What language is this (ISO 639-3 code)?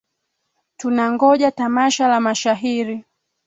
swa